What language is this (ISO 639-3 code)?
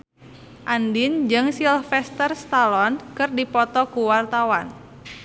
sun